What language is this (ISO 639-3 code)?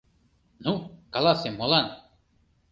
chm